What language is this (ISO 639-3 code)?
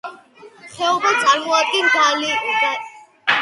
kat